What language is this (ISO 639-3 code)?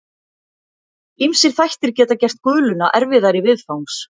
isl